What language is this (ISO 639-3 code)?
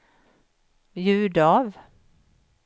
swe